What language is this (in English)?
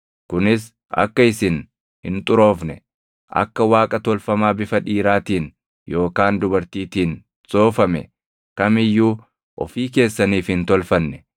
Oromo